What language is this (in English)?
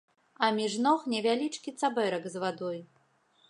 Belarusian